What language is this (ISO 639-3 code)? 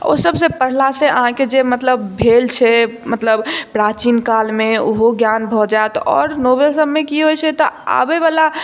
mai